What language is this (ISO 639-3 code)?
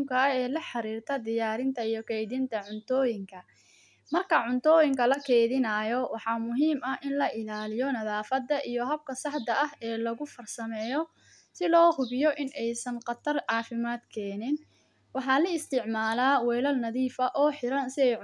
som